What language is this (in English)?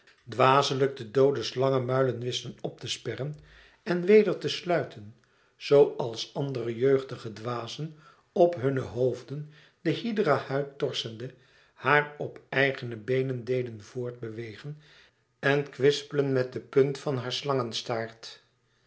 Dutch